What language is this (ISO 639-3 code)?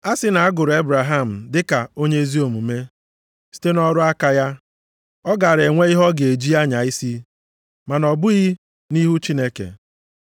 ibo